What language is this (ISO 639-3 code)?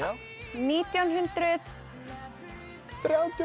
isl